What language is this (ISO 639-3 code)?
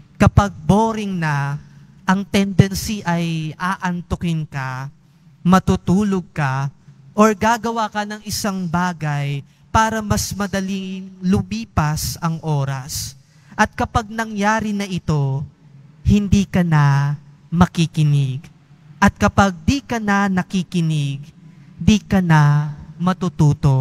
fil